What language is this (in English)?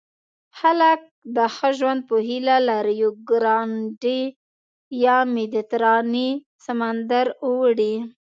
Pashto